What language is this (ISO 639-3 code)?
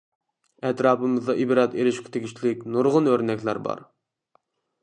uig